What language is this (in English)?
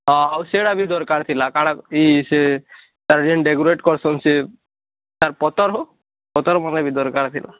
Odia